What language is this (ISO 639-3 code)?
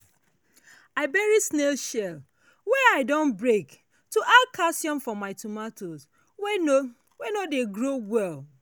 pcm